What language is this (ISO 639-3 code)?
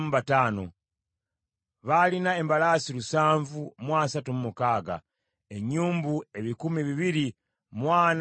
lug